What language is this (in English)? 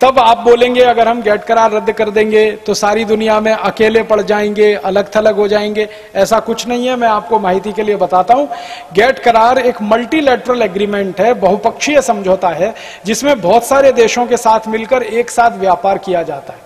Hindi